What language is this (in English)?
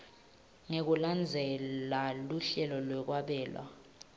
Swati